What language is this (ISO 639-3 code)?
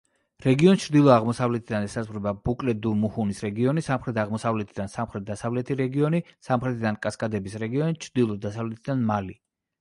kat